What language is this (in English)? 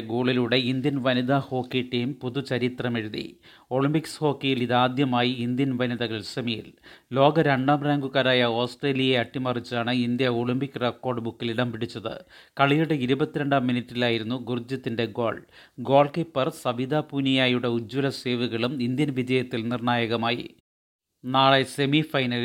Malayalam